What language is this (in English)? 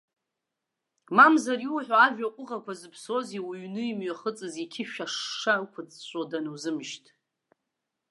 Abkhazian